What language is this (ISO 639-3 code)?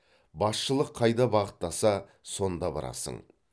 kaz